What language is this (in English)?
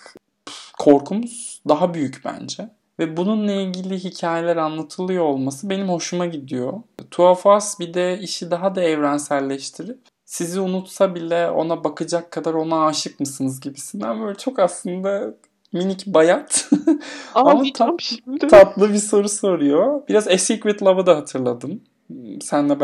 Turkish